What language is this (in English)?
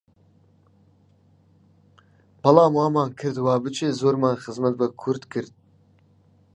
Central Kurdish